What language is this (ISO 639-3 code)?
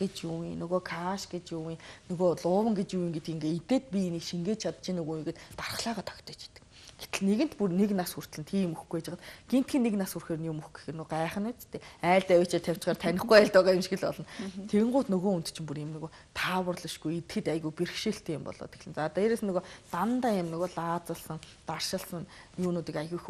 ara